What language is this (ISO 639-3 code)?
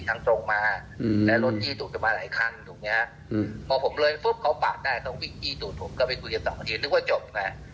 tha